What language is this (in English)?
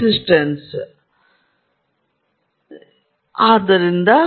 Kannada